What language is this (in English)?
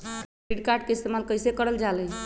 Magahi